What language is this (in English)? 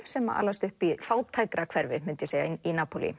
Icelandic